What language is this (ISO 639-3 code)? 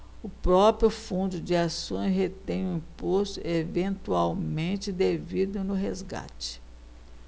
por